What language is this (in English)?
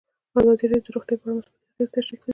Pashto